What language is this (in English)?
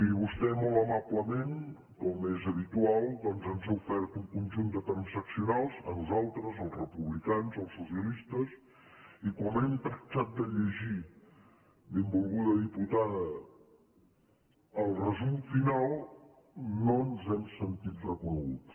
Catalan